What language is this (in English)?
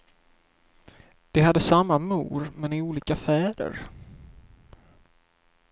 Swedish